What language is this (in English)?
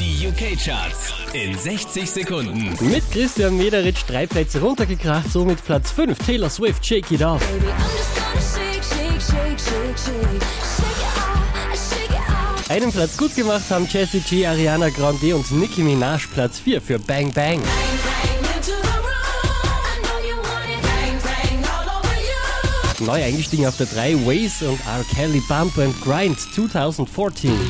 German